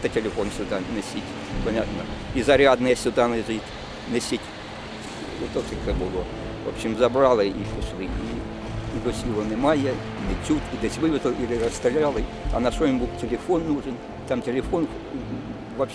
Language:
Ukrainian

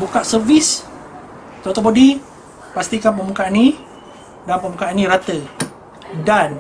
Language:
Malay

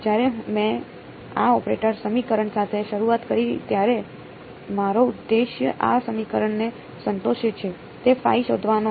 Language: Gujarati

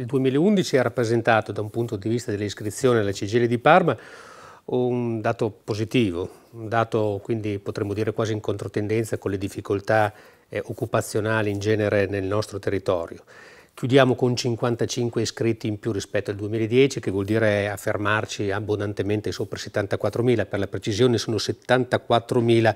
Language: Italian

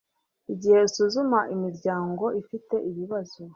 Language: Kinyarwanda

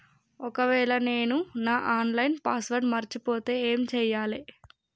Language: Telugu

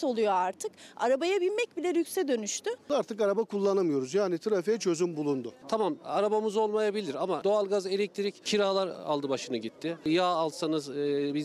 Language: Turkish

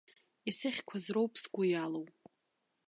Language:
Abkhazian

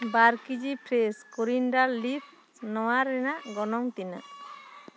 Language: Santali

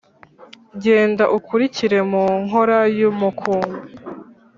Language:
Kinyarwanda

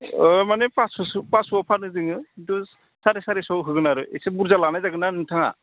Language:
Bodo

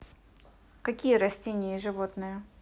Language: Russian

